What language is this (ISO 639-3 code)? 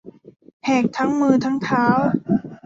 tha